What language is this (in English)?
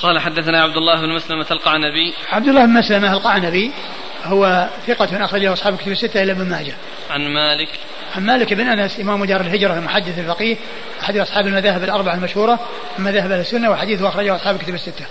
Arabic